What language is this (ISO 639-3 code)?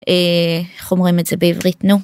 heb